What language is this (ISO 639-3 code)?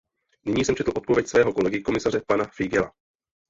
ces